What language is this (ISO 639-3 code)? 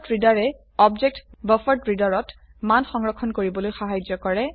asm